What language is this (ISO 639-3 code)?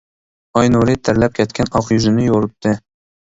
uig